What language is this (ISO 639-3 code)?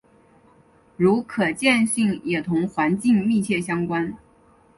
zho